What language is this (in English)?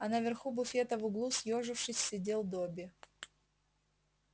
Russian